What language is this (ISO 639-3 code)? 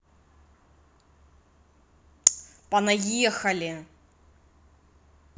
rus